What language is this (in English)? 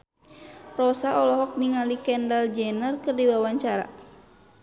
Sundanese